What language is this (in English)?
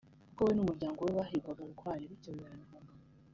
Kinyarwanda